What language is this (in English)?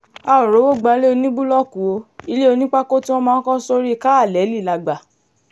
Yoruba